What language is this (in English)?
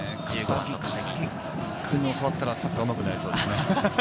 Japanese